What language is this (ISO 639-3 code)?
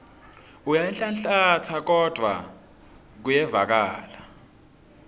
ssw